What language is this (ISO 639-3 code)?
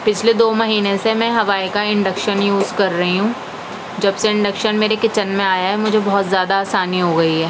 urd